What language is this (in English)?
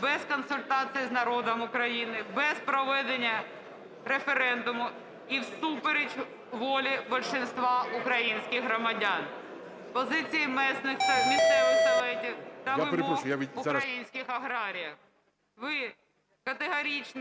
Ukrainian